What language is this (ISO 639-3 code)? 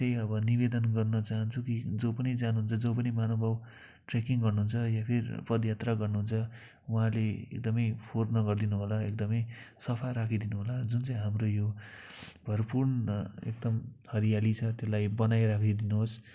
nep